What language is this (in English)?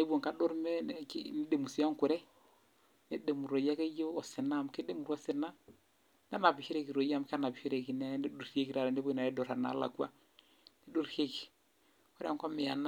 Masai